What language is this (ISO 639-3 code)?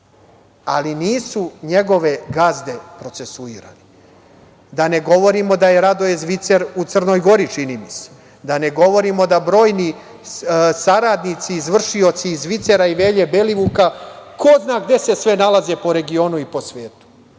srp